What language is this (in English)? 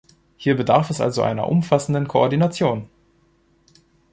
German